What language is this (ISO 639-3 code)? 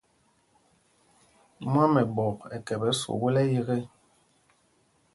mgg